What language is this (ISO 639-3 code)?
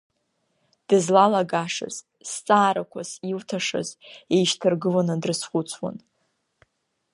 abk